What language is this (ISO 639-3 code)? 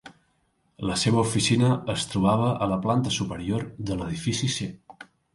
cat